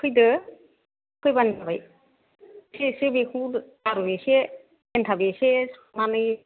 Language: Bodo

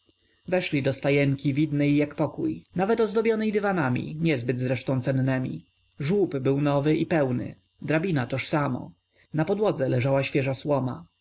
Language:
Polish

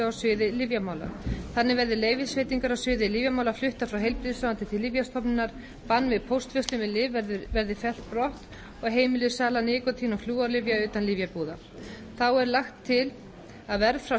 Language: Icelandic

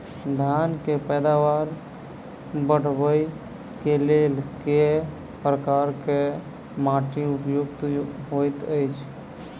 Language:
Maithili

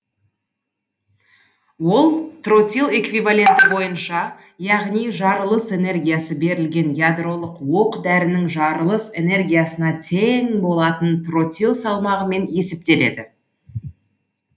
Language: Kazakh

